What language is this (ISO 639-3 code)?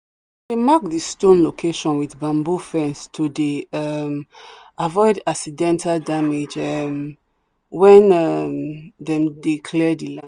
pcm